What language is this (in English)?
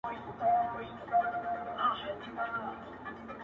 Pashto